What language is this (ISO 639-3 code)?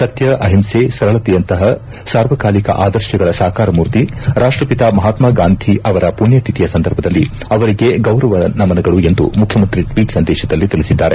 kan